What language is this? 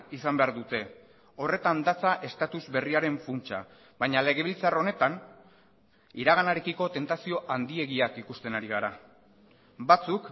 Basque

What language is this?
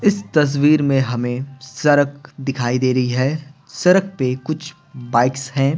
Hindi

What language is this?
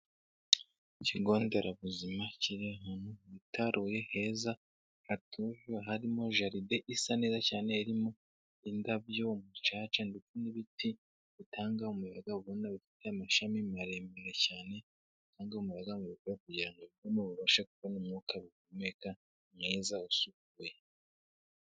Kinyarwanda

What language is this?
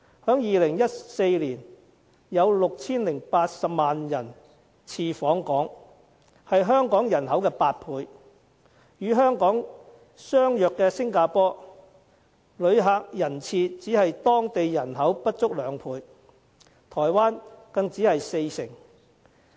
Cantonese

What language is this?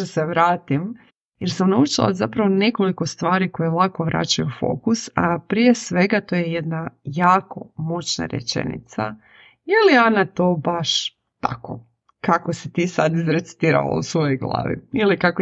Croatian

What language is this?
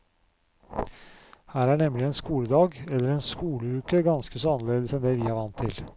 Norwegian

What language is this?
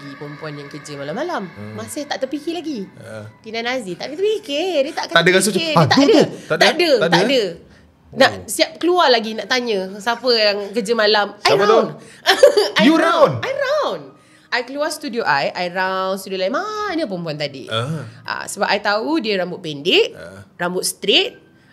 Malay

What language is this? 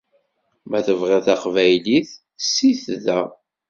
Kabyle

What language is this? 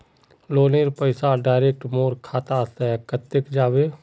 Magahi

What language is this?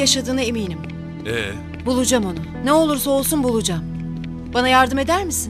Turkish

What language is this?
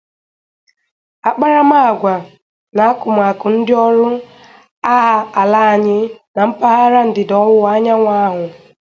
Igbo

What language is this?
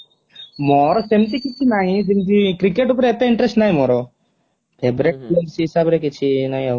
Odia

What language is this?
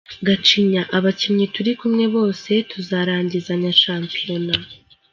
Kinyarwanda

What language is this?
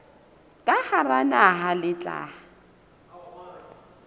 Southern Sotho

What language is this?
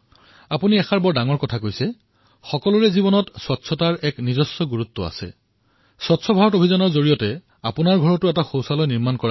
Assamese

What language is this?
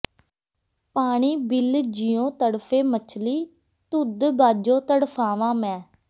Punjabi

